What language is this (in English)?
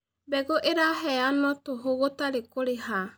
Kikuyu